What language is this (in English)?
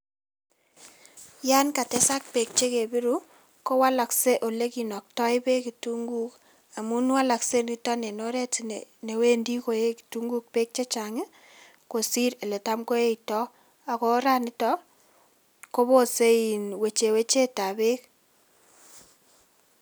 Kalenjin